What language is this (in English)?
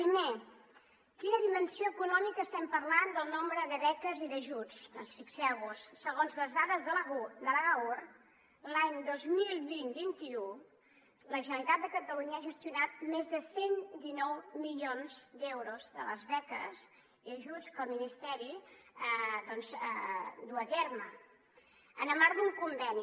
Catalan